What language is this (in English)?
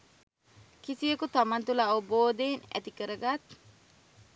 Sinhala